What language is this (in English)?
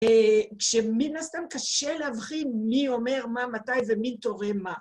Hebrew